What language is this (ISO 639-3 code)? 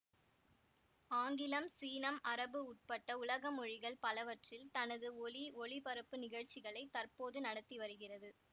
tam